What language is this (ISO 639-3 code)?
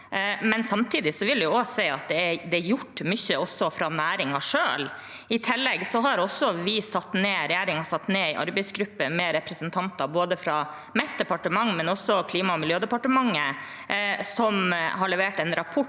nor